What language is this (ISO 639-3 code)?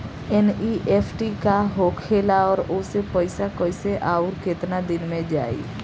bho